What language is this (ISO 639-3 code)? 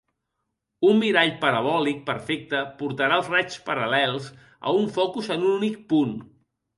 cat